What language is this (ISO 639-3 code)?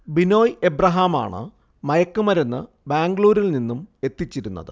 mal